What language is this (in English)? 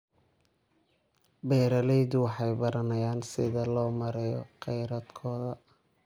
Somali